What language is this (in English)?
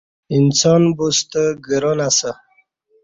Kati